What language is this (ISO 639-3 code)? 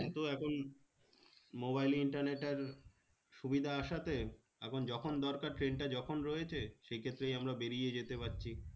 ben